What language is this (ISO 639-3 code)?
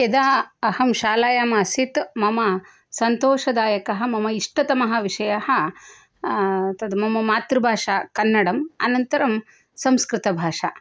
san